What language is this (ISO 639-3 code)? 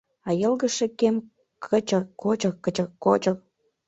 chm